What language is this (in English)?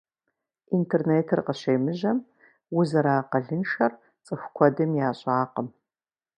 Kabardian